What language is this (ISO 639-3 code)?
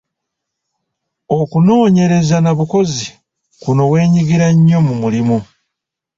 lug